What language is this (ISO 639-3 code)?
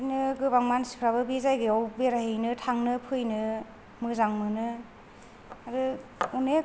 brx